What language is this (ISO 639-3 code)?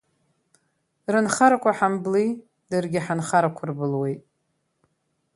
abk